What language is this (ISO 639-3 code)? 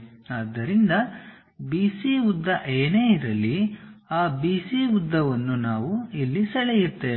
kan